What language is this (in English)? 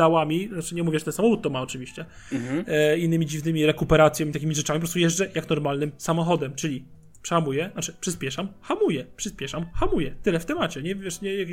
Polish